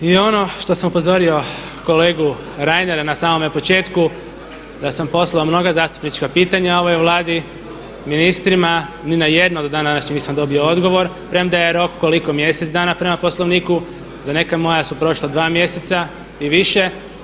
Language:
Croatian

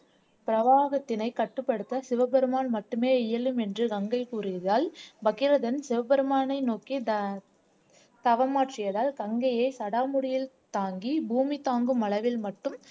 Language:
Tamil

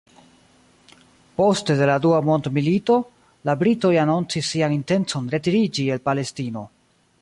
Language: Esperanto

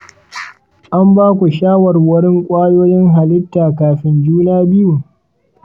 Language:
Hausa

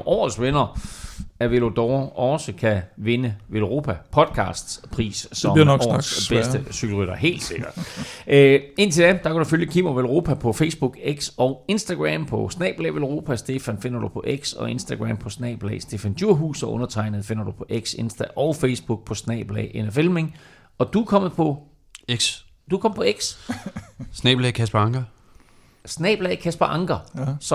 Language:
Danish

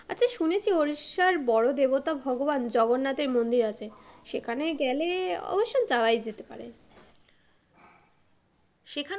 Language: Bangla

